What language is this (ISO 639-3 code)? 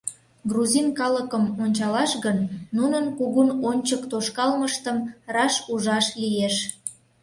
chm